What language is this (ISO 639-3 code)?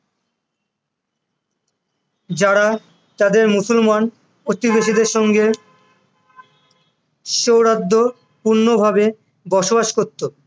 ben